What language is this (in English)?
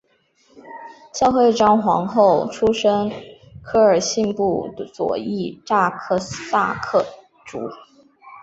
Chinese